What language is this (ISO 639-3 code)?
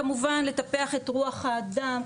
heb